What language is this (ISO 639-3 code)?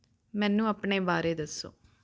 pan